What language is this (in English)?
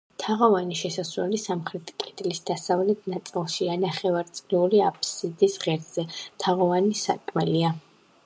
Georgian